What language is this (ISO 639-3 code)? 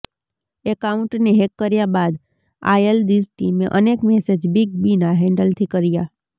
guj